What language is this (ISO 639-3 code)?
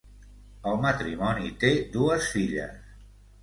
cat